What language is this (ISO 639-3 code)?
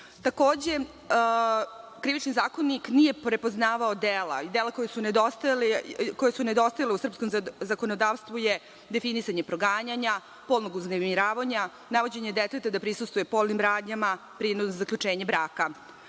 srp